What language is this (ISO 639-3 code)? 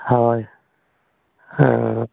asm